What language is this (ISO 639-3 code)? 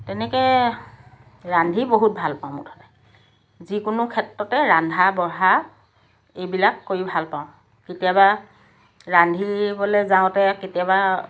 asm